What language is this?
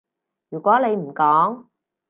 Cantonese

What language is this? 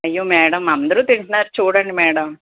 Telugu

